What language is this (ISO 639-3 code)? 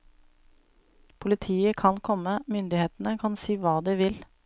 nor